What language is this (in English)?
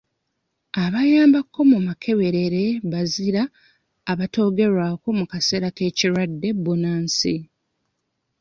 Ganda